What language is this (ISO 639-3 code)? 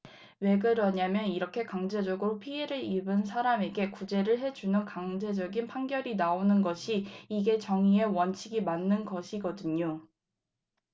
kor